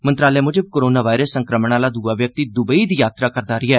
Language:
Dogri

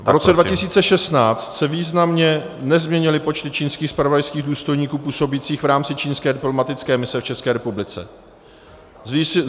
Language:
Czech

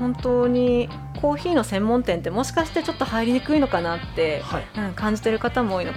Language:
Japanese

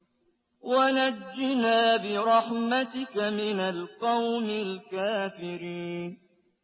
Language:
Arabic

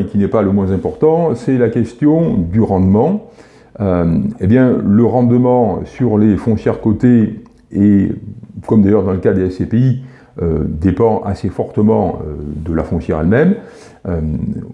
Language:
French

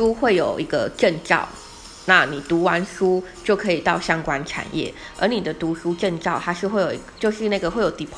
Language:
Chinese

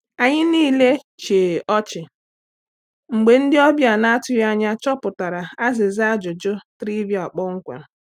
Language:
Igbo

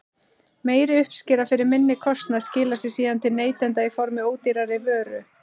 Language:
Icelandic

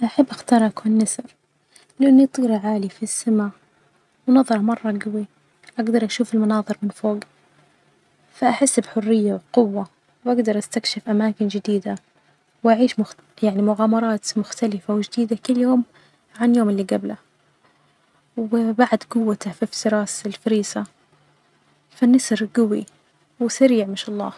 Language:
Najdi Arabic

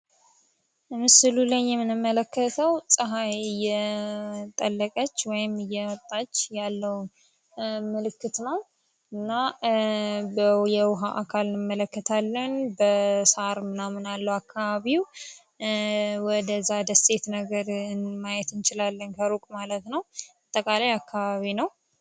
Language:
Amharic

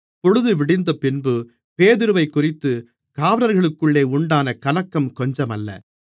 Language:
Tamil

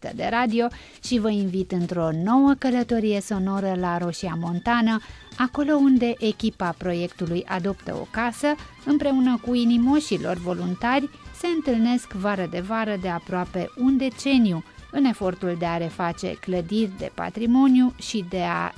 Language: Romanian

